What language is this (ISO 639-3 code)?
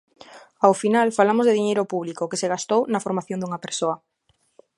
glg